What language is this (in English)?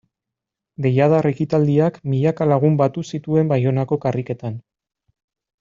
Basque